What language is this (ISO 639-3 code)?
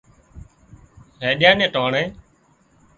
kxp